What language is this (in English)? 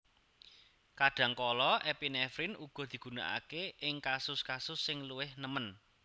Javanese